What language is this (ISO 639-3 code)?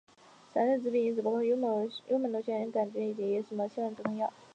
zho